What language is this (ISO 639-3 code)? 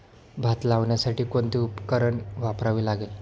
mar